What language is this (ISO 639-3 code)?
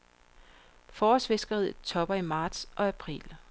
dan